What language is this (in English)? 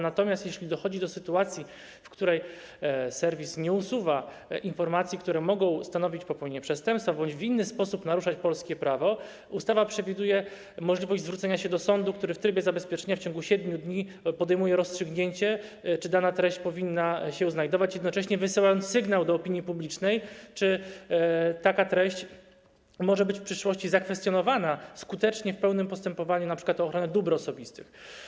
Polish